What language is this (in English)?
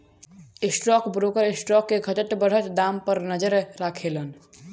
Bhojpuri